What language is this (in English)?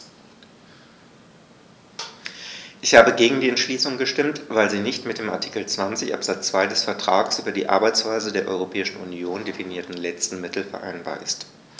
German